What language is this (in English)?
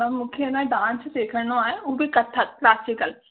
Sindhi